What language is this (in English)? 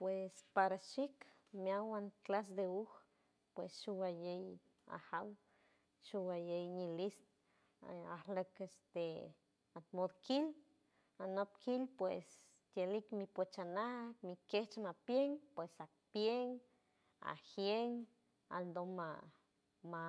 San Francisco Del Mar Huave